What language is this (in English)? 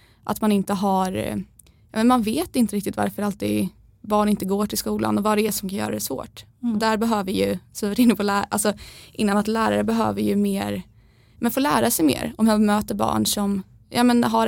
Swedish